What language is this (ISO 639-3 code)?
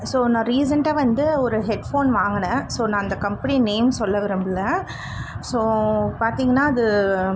tam